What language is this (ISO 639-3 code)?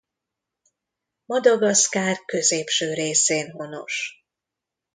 hun